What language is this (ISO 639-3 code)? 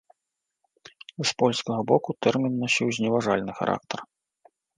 bel